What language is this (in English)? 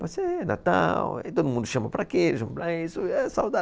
Portuguese